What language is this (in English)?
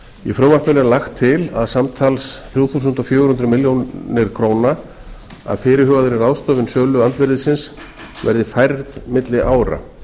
Icelandic